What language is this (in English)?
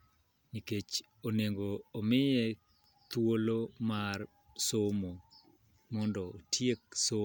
Luo (Kenya and Tanzania)